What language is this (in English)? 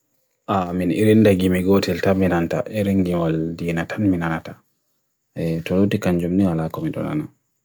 Bagirmi Fulfulde